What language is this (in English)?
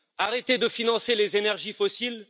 French